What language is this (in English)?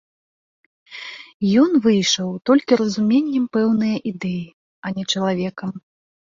Belarusian